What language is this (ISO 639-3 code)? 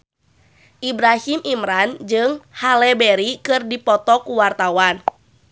sun